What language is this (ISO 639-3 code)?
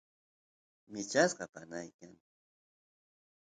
qus